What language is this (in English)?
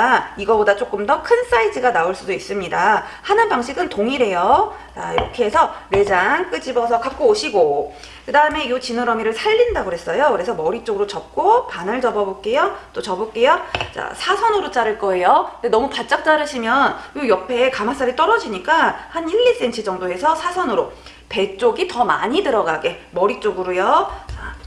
Korean